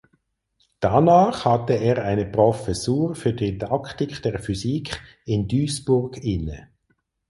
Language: German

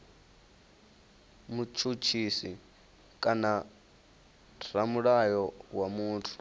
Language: Venda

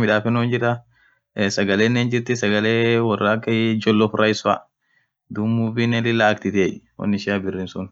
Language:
Orma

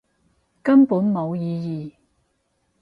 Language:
Cantonese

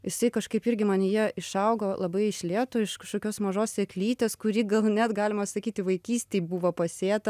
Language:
Lithuanian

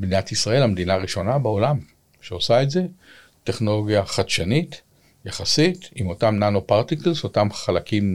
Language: Hebrew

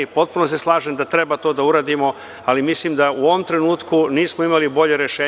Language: Serbian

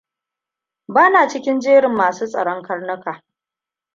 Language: Hausa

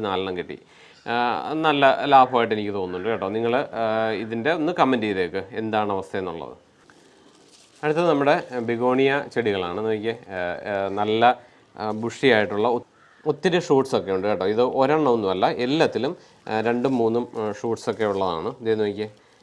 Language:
Indonesian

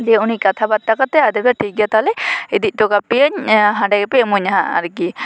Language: Santali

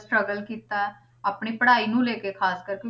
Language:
Punjabi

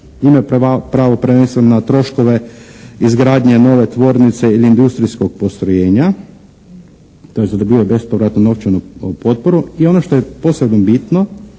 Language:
Croatian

